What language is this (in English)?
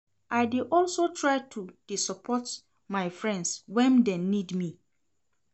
Nigerian Pidgin